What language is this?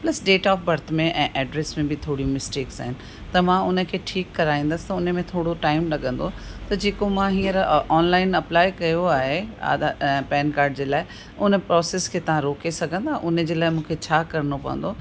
Sindhi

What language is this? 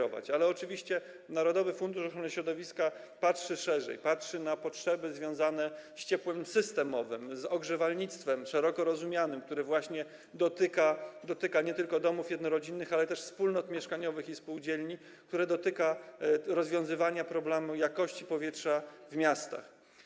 Polish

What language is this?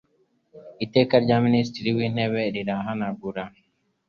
Kinyarwanda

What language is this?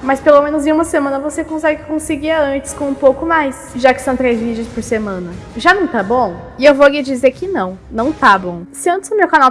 Portuguese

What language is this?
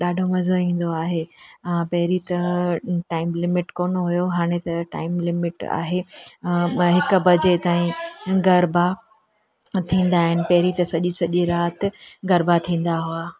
Sindhi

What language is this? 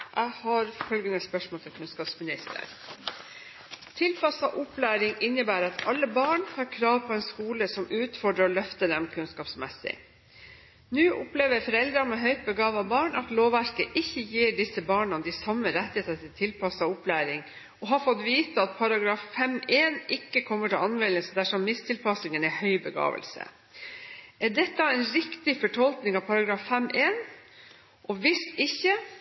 Norwegian Bokmål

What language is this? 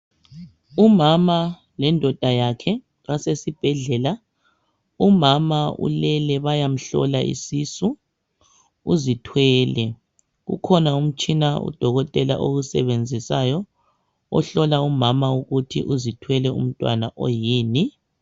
North Ndebele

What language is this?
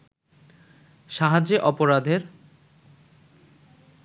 Bangla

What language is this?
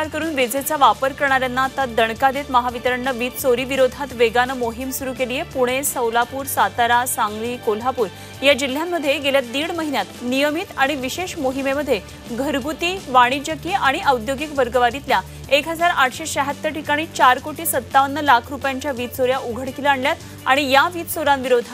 Hindi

